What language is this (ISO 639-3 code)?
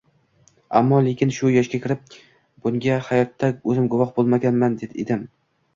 uzb